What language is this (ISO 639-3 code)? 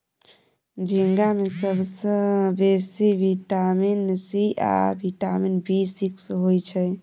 mai